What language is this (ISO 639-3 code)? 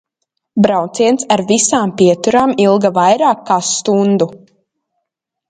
lav